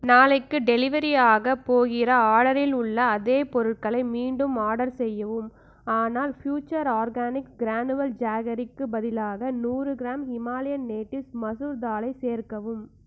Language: Tamil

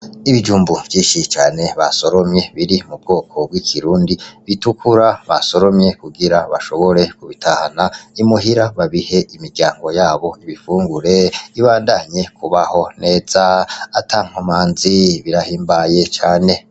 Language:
Rundi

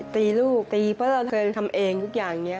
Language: Thai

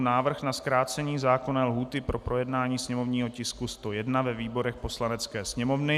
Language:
Czech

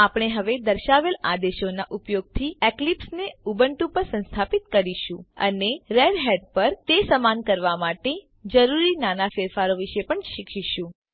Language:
Gujarati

